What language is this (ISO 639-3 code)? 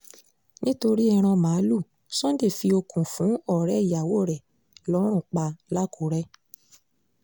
yor